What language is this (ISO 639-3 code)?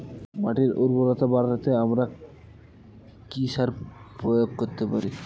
ben